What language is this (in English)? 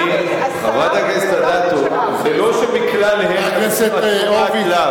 Hebrew